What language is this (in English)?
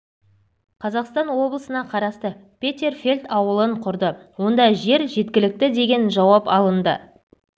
Kazakh